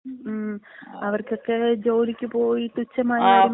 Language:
Malayalam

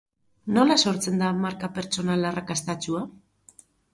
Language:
Basque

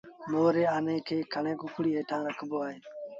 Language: Sindhi Bhil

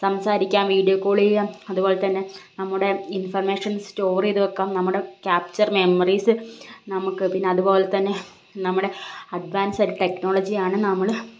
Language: Malayalam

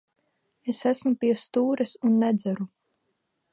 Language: Latvian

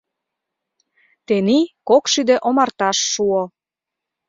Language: Mari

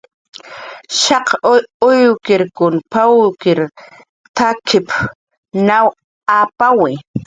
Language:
Jaqaru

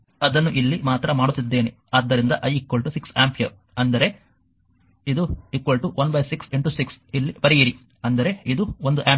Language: Kannada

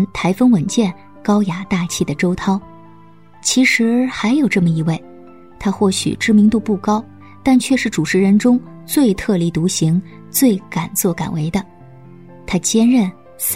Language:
Chinese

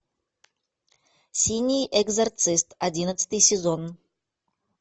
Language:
Russian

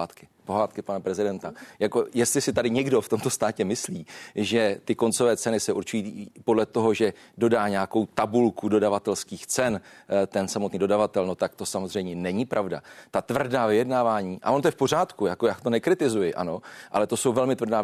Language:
Czech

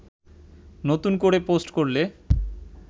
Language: Bangla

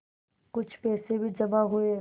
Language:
Hindi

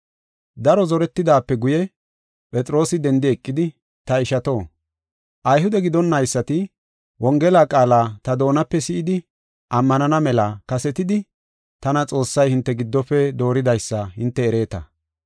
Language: Gofa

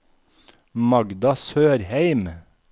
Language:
Norwegian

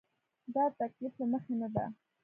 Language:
Pashto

